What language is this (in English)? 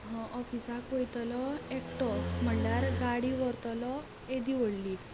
Konkani